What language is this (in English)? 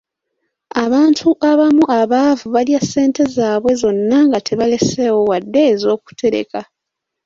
Ganda